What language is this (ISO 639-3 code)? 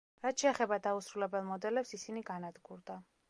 kat